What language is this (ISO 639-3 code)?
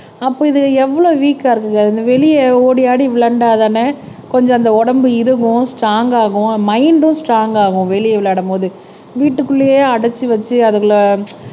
tam